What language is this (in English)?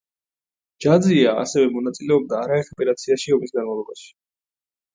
Georgian